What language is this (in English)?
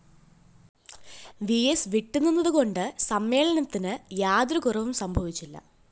Malayalam